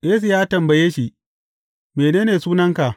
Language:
Hausa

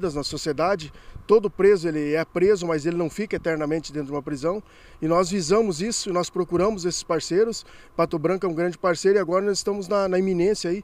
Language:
Portuguese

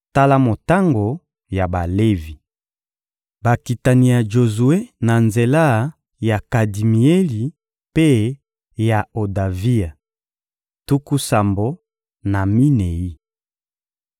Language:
Lingala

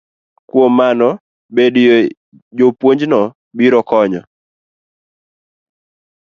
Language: Luo (Kenya and Tanzania)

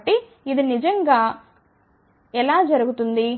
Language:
Telugu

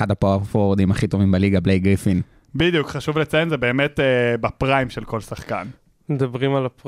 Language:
Hebrew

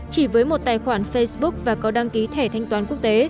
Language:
Vietnamese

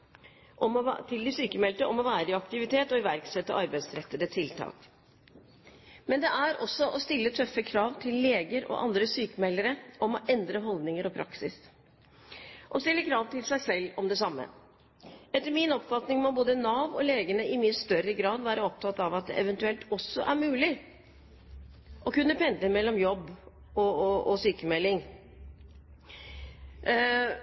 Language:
Norwegian Bokmål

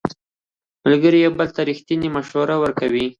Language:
Pashto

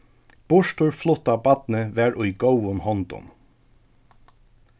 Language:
Faroese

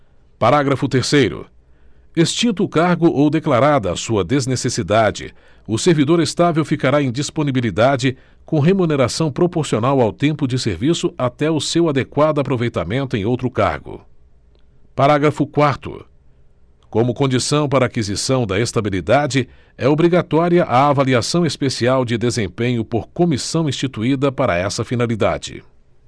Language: Portuguese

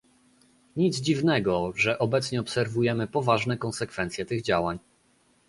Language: Polish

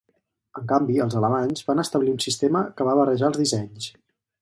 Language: Catalan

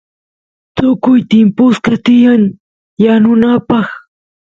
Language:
Santiago del Estero Quichua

